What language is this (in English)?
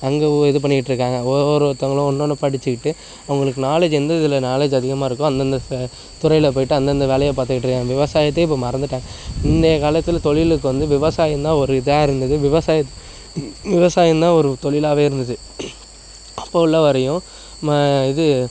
Tamil